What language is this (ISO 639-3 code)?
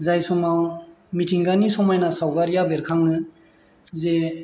brx